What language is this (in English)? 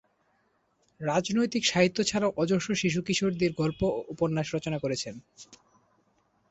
Bangla